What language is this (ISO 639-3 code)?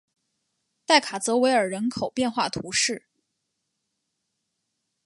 zho